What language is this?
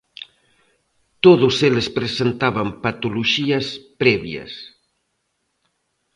Galician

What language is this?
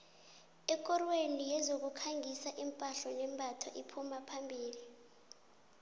South Ndebele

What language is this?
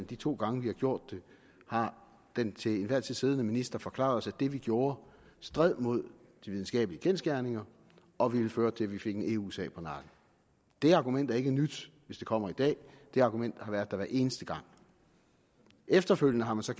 Danish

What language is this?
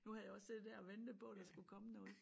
Danish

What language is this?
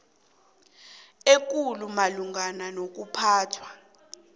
South Ndebele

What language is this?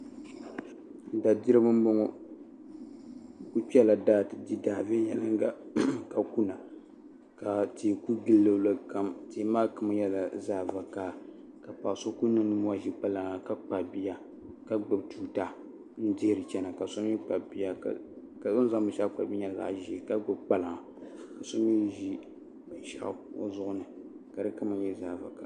Dagbani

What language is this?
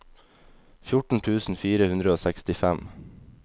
Norwegian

